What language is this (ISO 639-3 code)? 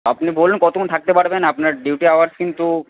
ben